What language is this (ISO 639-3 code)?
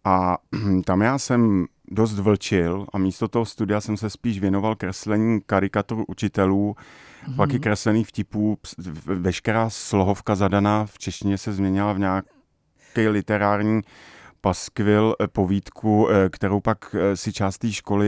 ces